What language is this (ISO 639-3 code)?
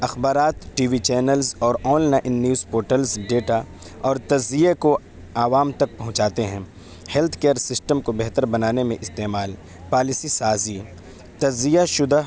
urd